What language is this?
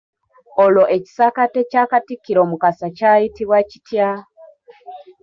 Ganda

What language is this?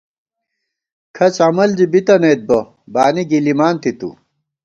Gawar-Bati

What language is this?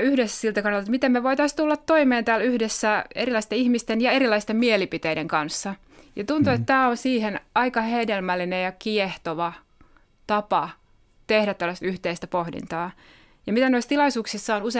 Finnish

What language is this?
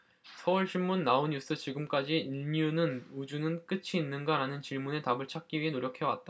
Korean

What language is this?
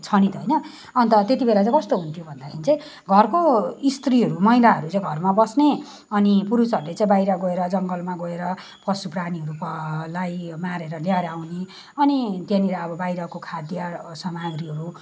Nepali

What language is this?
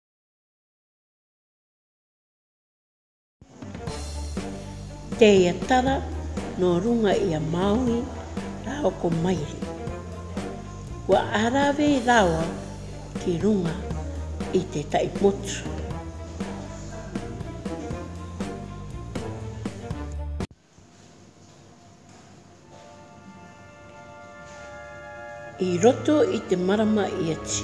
Māori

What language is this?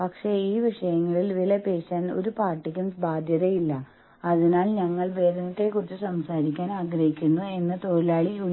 Malayalam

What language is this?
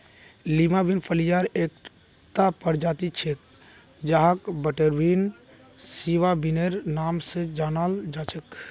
Magahi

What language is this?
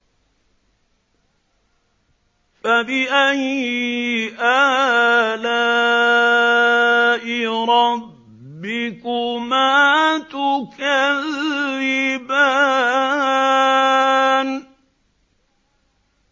Arabic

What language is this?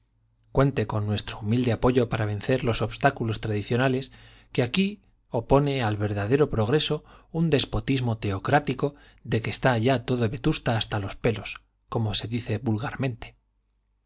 Spanish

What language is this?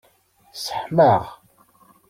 Kabyle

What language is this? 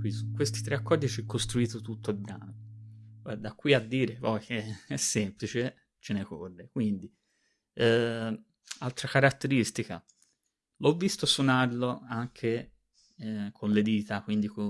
Italian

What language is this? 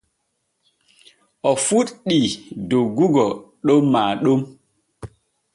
Borgu Fulfulde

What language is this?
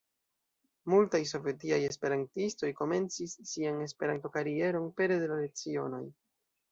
Esperanto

